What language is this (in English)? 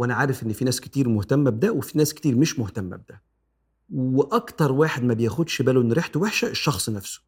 Arabic